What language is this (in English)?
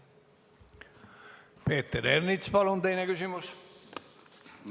Estonian